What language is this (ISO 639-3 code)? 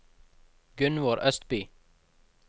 nor